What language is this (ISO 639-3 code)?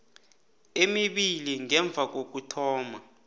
nbl